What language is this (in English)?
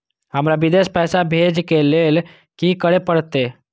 Maithili